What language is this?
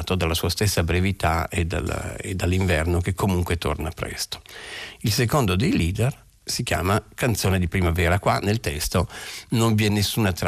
Italian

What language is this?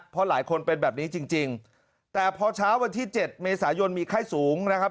Thai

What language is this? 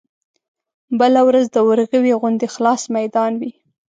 Pashto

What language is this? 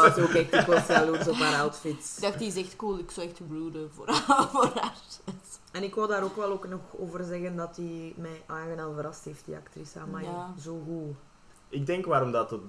Dutch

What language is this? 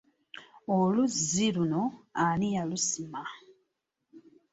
Ganda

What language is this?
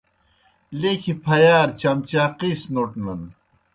Kohistani Shina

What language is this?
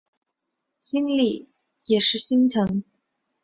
Chinese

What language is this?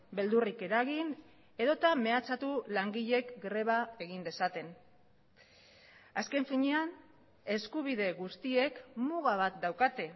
Basque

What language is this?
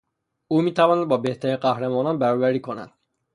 Persian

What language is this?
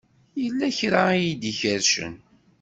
Kabyle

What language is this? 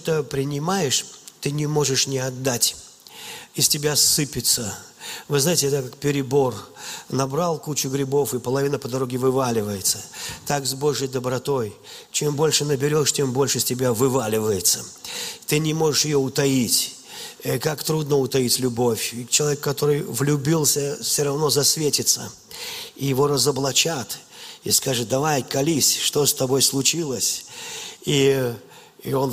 Russian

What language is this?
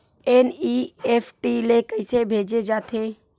Chhattisgarhi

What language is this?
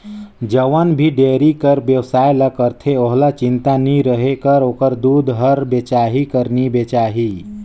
Chhattisgarhi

